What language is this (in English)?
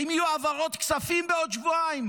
Hebrew